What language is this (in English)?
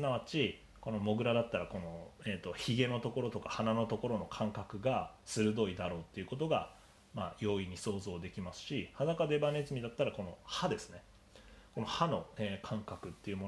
Japanese